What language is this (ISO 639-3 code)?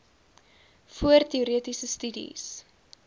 afr